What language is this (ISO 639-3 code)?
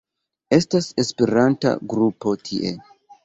epo